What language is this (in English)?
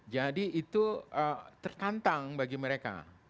Indonesian